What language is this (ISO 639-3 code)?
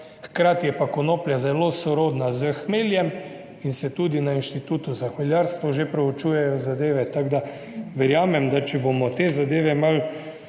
slv